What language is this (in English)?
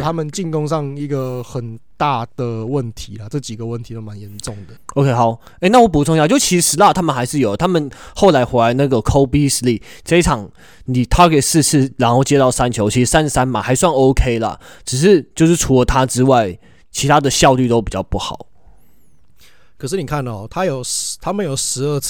Chinese